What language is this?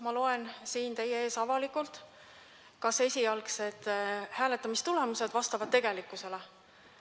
Estonian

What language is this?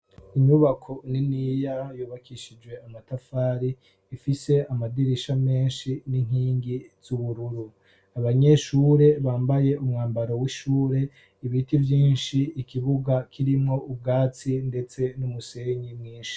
Rundi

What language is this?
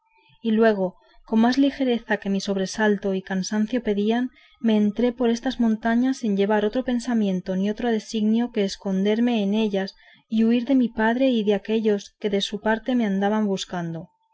Spanish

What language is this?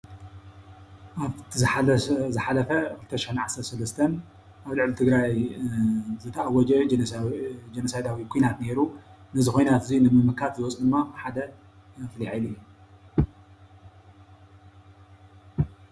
Tigrinya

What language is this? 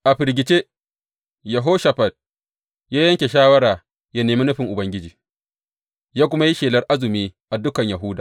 Hausa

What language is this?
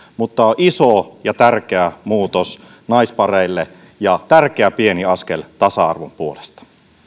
Finnish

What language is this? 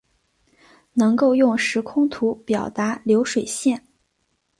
Chinese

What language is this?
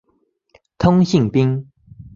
Chinese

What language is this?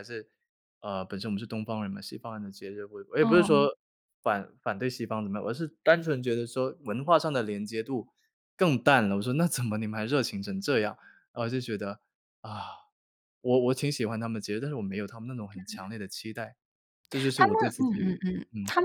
Chinese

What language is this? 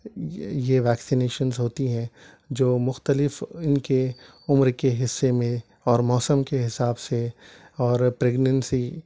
Urdu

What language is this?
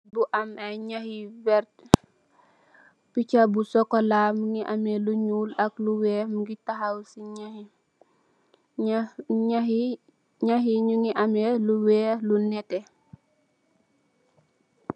Wolof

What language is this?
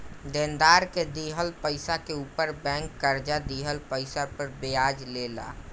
Bhojpuri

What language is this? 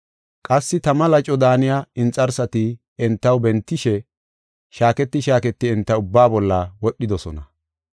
Gofa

